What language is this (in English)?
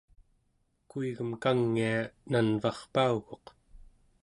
Central Yupik